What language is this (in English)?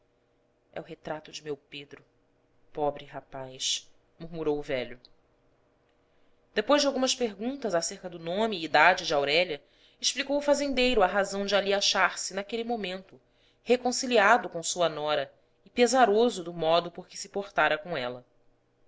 Portuguese